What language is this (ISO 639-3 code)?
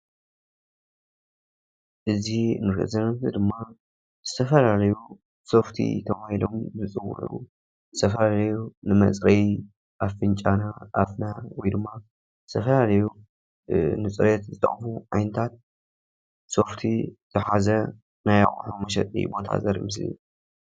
tir